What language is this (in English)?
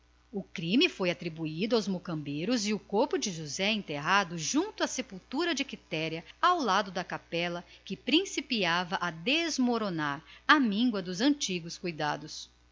Portuguese